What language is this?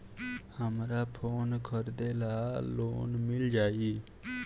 Bhojpuri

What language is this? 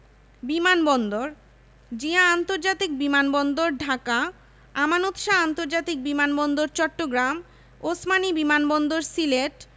Bangla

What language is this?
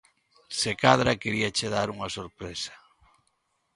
Galician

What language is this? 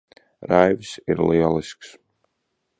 Latvian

